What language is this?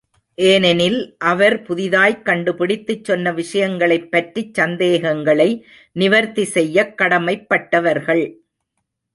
Tamil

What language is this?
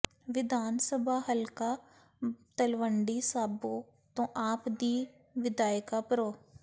Punjabi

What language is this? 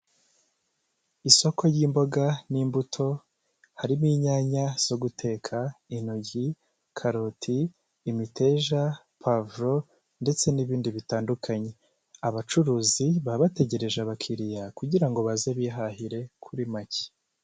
Kinyarwanda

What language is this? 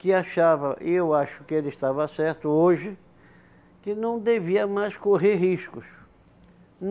Portuguese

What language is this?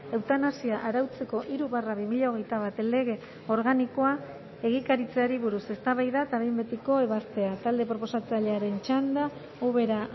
Basque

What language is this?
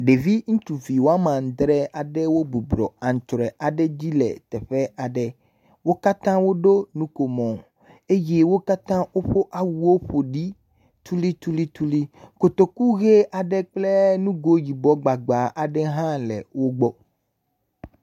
Ewe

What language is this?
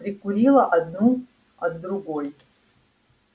Russian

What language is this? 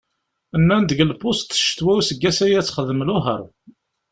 Kabyle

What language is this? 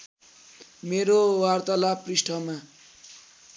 Nepali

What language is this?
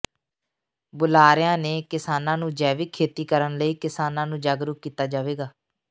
Punjabi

